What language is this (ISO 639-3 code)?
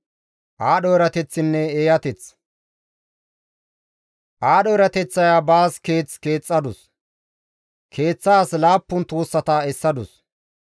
gmv